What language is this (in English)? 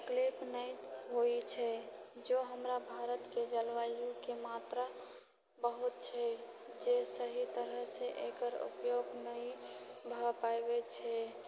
Maithili